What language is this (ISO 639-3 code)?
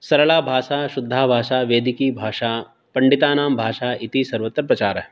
san